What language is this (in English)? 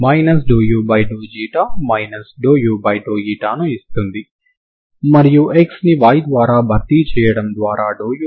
Telugu